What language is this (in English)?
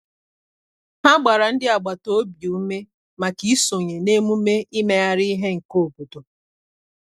Igbo